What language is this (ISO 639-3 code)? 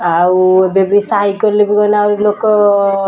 ori